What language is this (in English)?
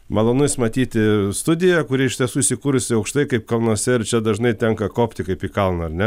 Lithuanian